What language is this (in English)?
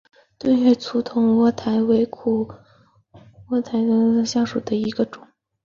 Chinese